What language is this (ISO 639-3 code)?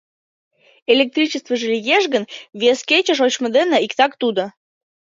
chm